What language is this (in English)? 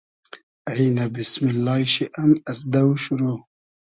Hazaragi